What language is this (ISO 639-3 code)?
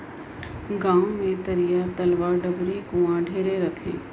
hne